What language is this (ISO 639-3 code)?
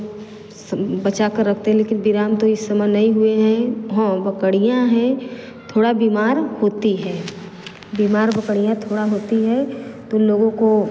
hin